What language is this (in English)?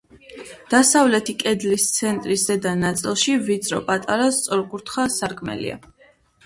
Georgian